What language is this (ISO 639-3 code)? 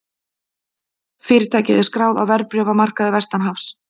isl